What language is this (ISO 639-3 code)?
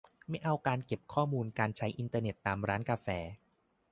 tha